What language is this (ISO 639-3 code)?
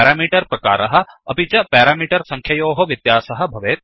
san